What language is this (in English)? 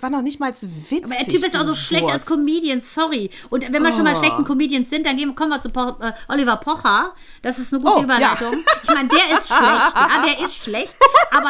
German